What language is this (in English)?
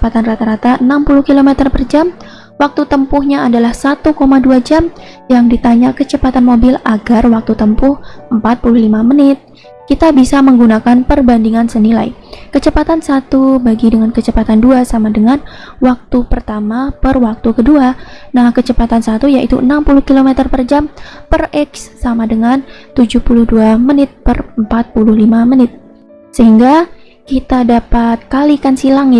Indonesian